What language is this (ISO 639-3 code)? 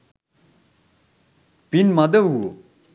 sin